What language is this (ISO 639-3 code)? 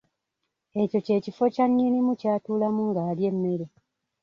lug